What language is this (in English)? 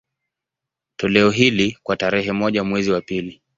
Swahili